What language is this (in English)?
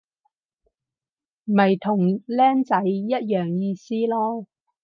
Cantonese